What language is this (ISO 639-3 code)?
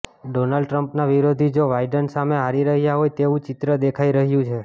guj